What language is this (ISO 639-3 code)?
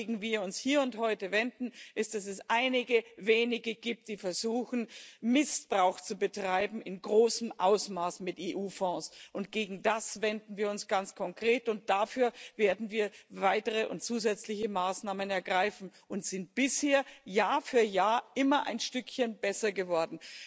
deu